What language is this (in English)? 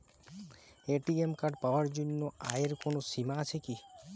Bangla